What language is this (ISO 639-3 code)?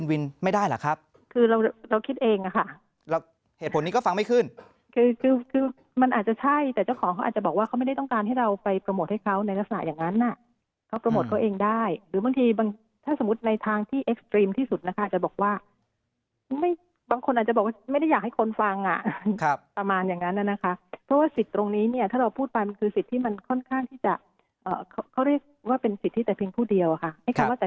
tha